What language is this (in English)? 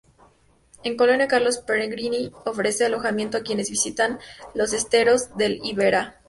Spanish